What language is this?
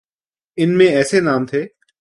Urdu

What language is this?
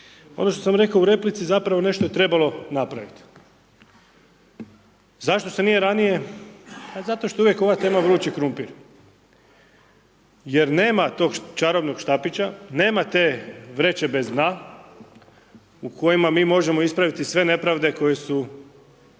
Croatian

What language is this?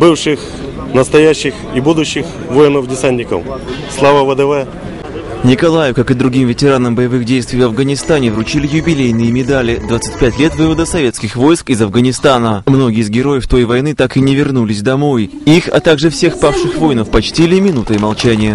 Russian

